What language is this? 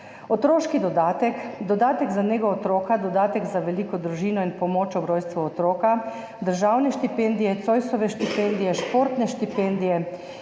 Slovenian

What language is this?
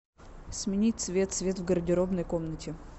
Russian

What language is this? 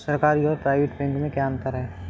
Hindi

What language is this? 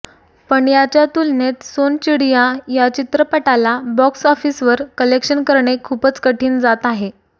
Marathi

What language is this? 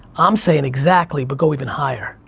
English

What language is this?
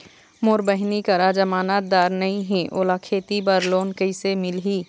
Chhattisgarhi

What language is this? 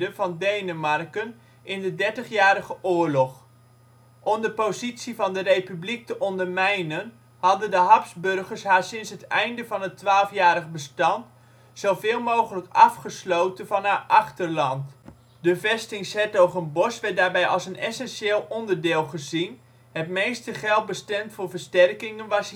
Dutch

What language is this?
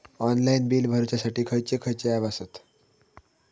Marathi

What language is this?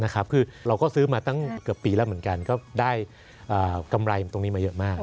Thai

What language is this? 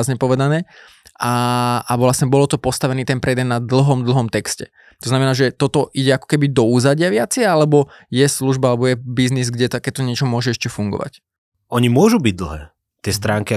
Slovak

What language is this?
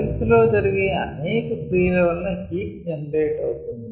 Telugu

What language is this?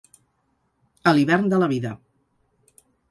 Catalan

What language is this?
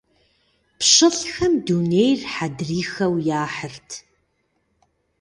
Kabardian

